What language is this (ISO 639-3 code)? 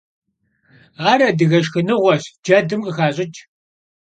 kbd